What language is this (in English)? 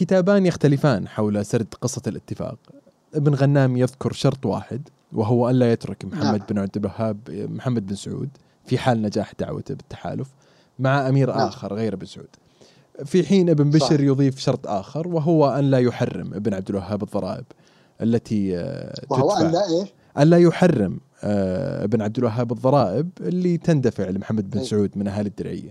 Arabic